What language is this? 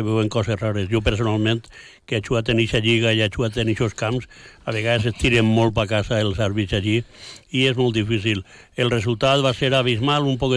Spanish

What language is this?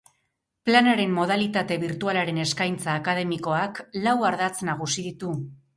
Basque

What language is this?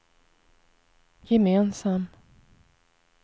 Swedish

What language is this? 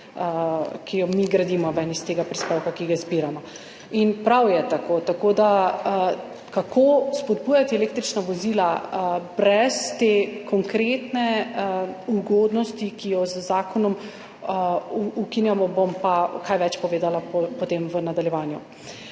Slovenian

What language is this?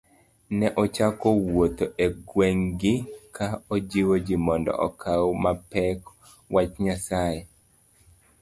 Luo (Kenya and Tanzania)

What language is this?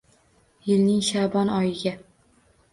Uzbek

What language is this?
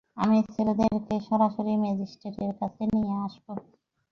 Bangla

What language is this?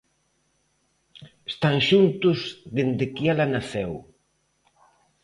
Galician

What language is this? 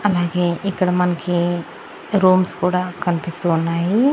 Telugu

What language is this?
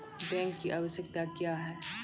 Maithili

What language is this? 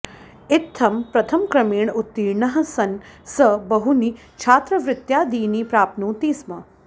Sanskrit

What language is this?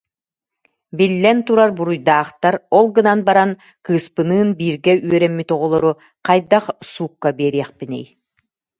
Yakut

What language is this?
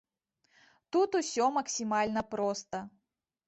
Belarusian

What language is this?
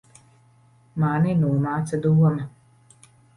Latvian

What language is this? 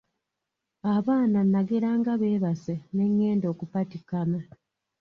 Ganda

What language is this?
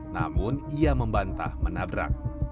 Indonesian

